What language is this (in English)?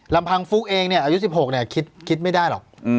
Thai